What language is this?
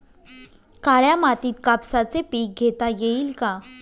Marathi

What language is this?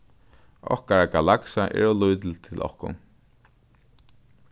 Faroese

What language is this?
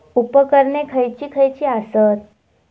Marathi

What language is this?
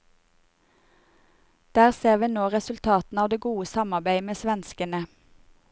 Norwegian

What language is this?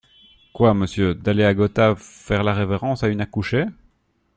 French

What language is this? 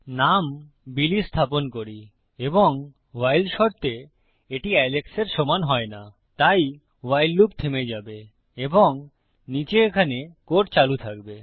Bangla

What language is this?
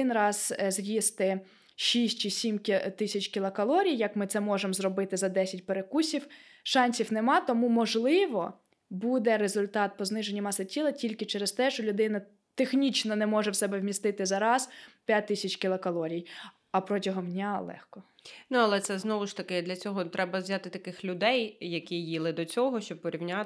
Ukrainian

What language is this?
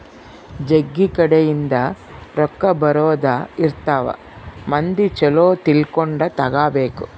Kannada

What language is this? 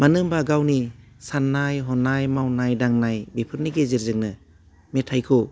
Bodo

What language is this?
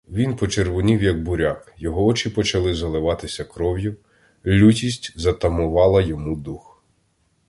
Ukrainian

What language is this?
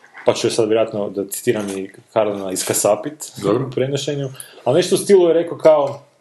Croatian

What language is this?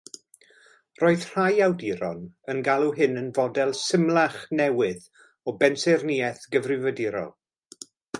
Welsh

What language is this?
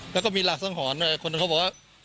Thai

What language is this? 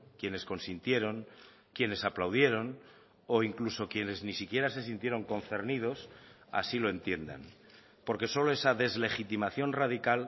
Spanish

